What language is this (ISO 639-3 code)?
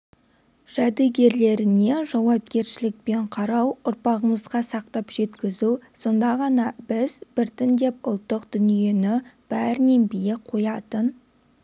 kaz